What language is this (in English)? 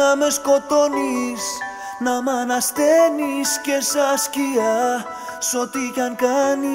Greek